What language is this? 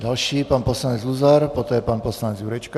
Czech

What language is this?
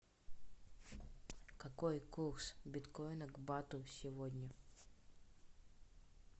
Russian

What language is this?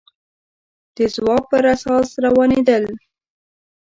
Pashto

